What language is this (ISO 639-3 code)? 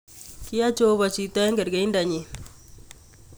kln